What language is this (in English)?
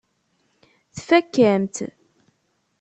Kabyle